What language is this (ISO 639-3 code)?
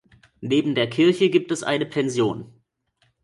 deu